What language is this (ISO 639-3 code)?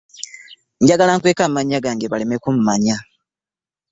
lug